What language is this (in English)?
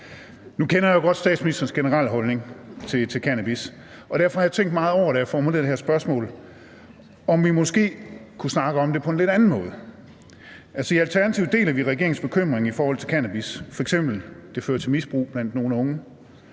Danish